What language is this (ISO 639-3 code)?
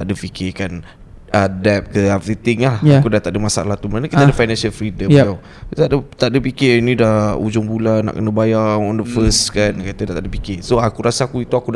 msa